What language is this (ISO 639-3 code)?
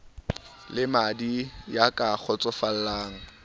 sot